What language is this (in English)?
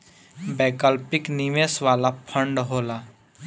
Bhojpuri